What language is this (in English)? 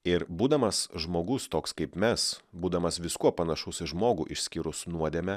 Lithuanian